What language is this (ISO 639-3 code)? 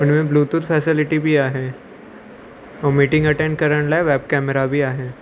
snd